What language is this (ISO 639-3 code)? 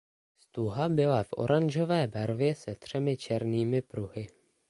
ces